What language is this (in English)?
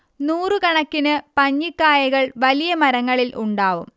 Malayalam